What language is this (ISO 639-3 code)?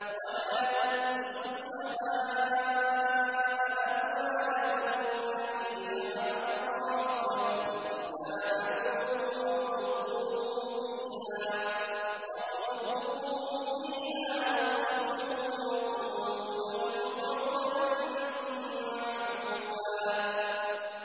ara